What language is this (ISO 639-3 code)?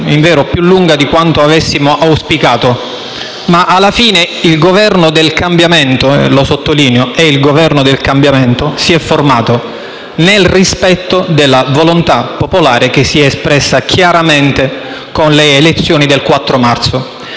ita